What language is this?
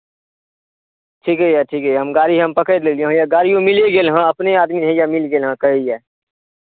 Maithili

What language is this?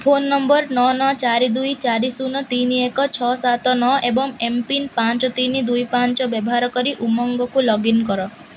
Odia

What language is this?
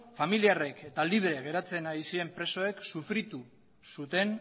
Basque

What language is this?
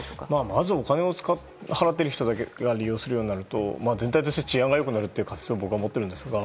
Japanese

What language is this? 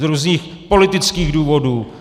Czech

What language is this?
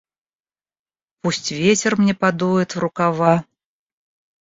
Russian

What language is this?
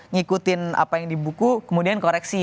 Indonesian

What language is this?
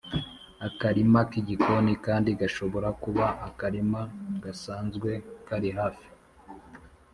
Kinyarwanda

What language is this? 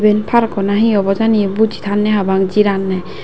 Chakma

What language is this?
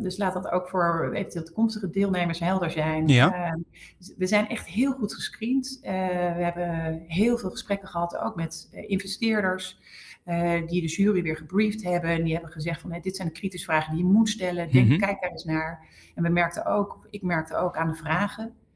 Dutch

